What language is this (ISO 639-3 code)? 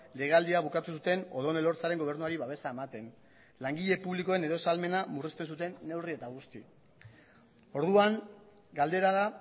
eus